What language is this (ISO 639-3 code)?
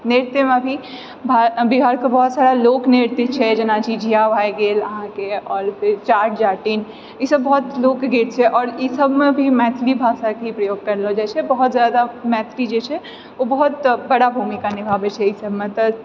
mai